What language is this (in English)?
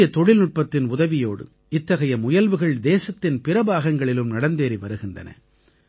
Tamil